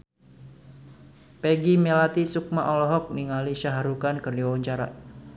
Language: Sundanese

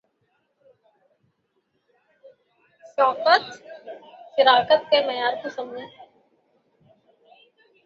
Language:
Urdu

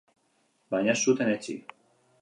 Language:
Basque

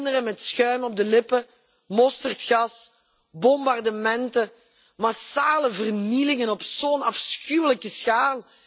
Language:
Dutch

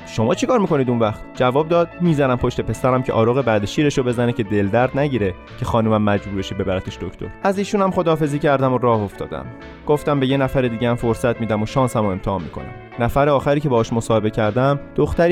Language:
Persian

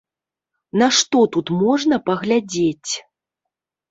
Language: Belarusian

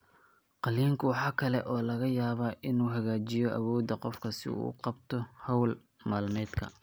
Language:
Somali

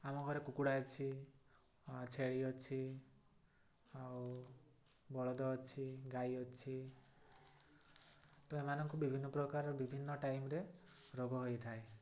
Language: Odia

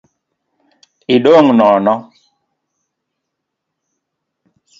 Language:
Luo (Kenya and Tanzania)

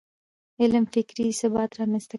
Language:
Pashto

